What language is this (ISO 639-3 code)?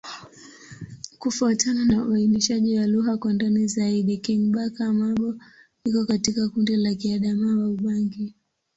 swa